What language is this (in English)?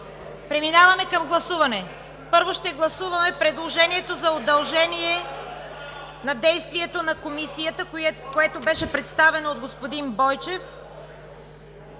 Bulgarian